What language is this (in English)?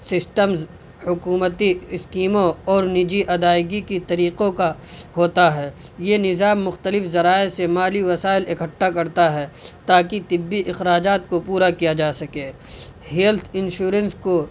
Urdu